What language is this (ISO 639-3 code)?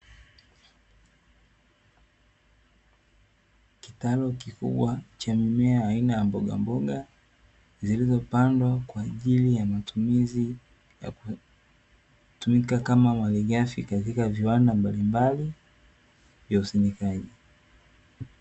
swa